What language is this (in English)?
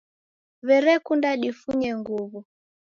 Taita